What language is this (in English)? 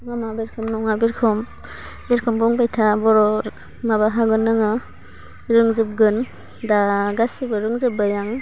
Bodo